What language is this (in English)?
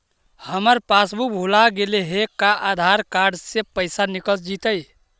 Magahi